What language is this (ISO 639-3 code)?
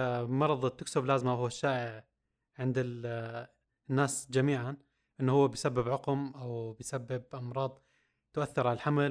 ara